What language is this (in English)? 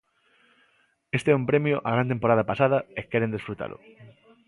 Galician